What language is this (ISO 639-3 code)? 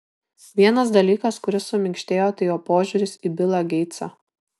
lit